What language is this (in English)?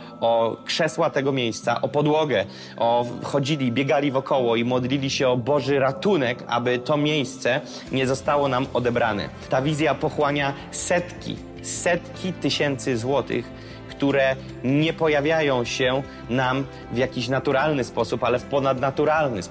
Polish